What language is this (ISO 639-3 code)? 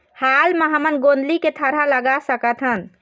hne